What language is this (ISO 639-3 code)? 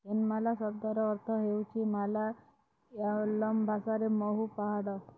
ori